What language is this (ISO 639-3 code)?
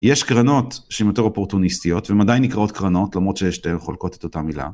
heb